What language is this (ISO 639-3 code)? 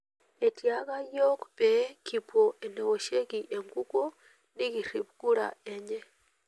mas